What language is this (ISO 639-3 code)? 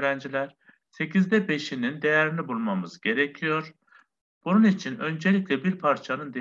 tur